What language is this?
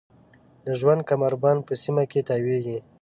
Pashto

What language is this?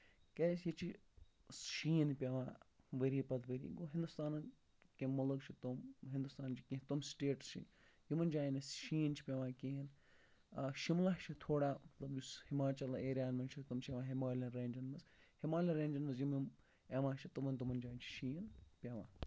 Kashmiri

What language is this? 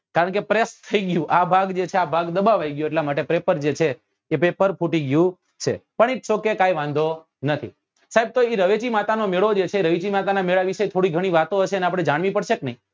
Gujarati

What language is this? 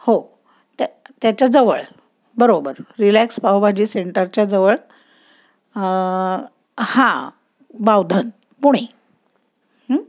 Marathi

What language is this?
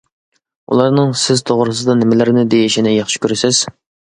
Uyghur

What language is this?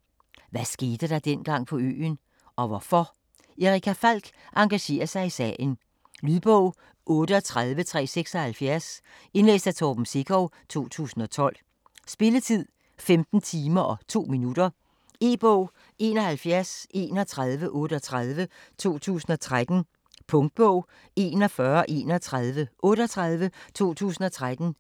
Danish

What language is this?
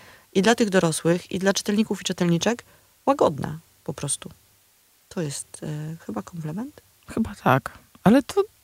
Polish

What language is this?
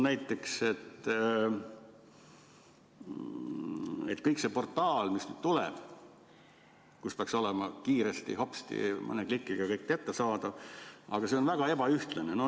Estonian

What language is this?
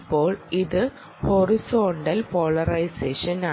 Malayalam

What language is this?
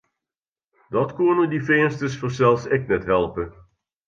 Western Frisian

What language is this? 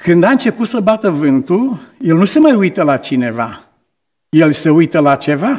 Romanian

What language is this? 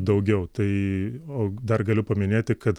Lithuanian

